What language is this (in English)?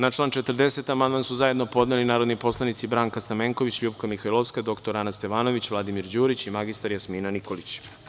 Serbian